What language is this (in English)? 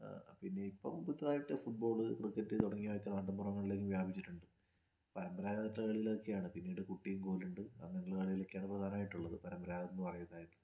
Malayalam